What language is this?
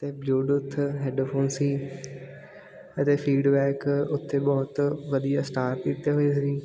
Punjabi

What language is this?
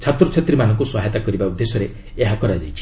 Odia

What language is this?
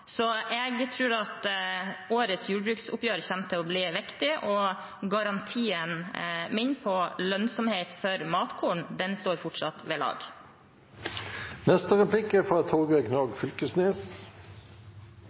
Norwegian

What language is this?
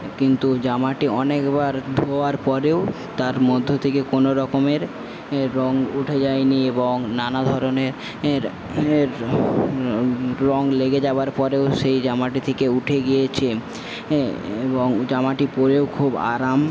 Bangla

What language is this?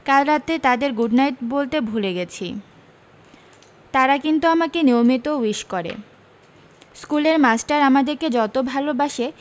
Bangla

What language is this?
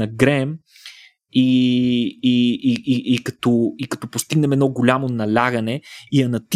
Bulgarian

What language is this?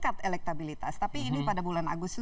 Indonesian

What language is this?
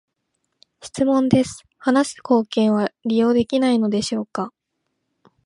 Japanese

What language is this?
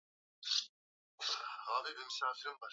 Swahili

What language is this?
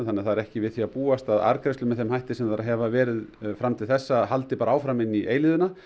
Icelandic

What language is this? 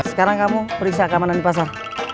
Indonesian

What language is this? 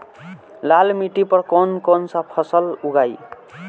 Bhojpuri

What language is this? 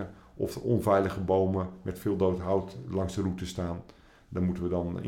Dutch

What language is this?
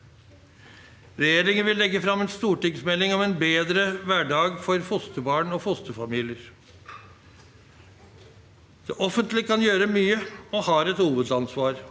Norwegian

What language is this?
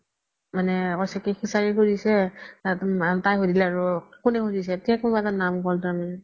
Assamese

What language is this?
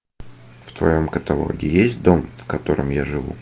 Russian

